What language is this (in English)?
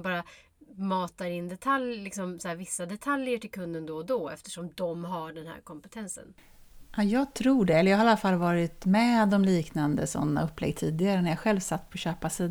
Swedish